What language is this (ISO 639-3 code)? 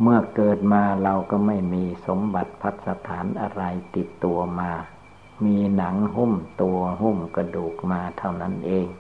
tha